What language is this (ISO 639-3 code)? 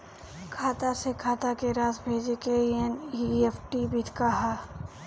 bho